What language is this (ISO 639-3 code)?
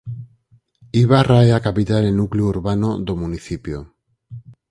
glg